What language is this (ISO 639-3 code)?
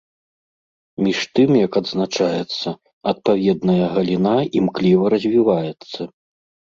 bel